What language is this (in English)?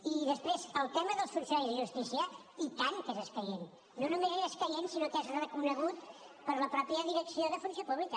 Catalan